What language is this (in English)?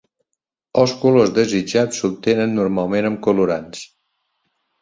Catalan